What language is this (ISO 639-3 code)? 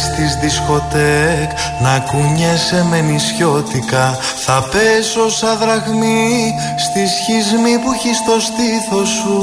ell